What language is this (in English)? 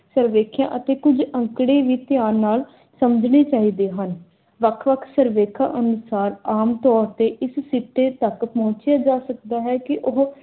Punjabi